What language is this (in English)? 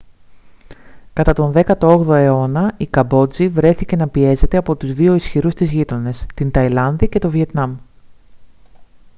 Greek